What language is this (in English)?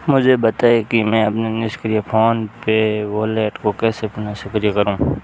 Hindi